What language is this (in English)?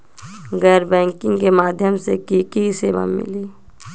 Magahi